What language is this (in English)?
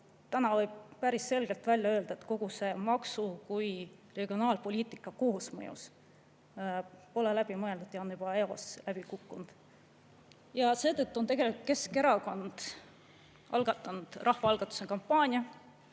Estonian